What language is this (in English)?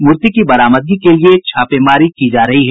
Hindi